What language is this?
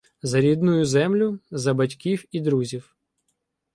Ukrainian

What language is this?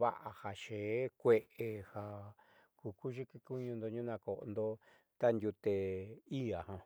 Southeastern Nochixtlán Mixtec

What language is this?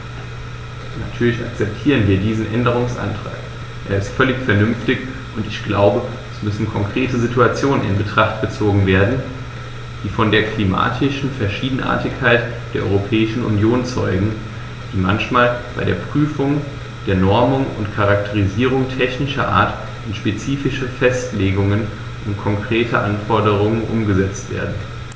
German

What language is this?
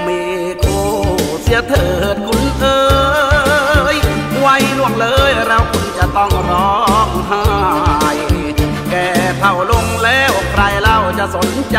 Thai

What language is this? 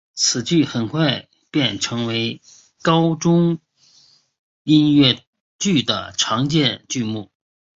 Chinese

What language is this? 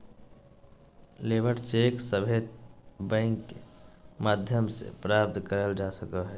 Magahi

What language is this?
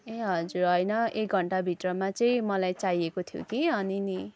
Nepali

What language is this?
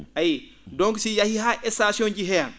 Fula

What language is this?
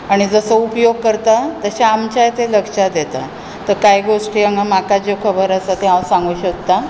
Konkani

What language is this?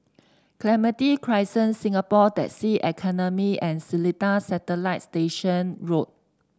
English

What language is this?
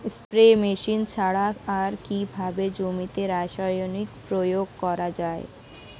Bangla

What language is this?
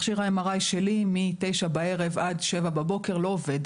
Hebrew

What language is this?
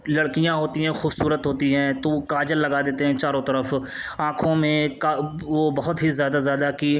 Urdu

